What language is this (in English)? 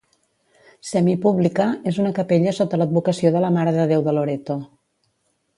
Catalan